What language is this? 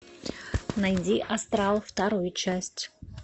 Russian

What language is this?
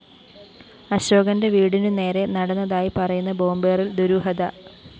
Malayalam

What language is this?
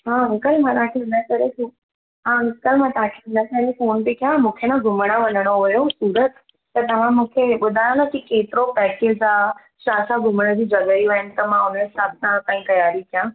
Sindhi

